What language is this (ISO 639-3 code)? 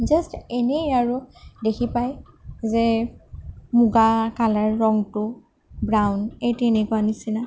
asm